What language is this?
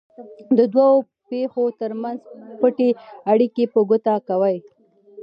Pashto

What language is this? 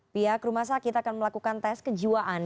Indonesian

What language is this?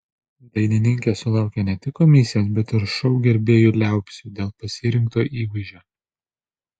Lithuanian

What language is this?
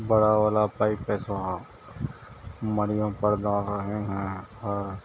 Urdu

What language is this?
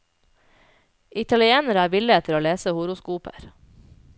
Norwegian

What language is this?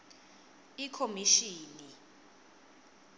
Swati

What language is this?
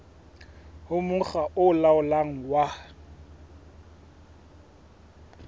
Southern Sotho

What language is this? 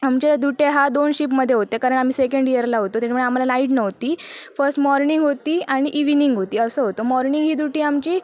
Marathi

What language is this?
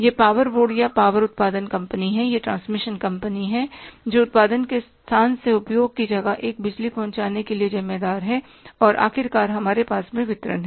Hindi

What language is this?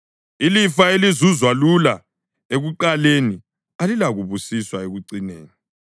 North Ndebele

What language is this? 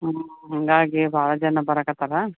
Kannada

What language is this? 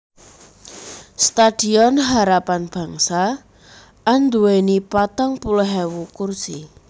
Javanese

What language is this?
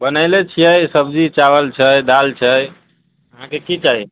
Maithili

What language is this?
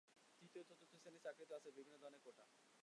Bangla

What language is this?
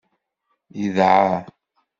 Kabyle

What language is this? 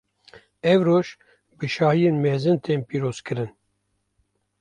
Kurdish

